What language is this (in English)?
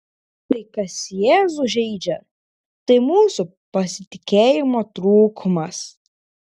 Lithuanian